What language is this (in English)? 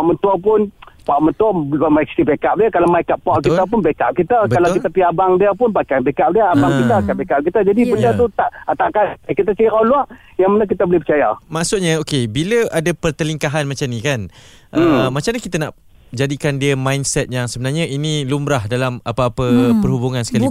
Malay